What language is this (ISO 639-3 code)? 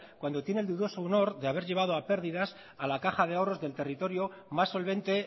spa